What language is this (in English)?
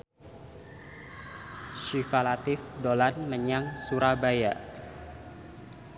Javanese